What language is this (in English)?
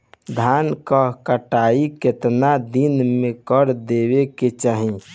Bhojpuri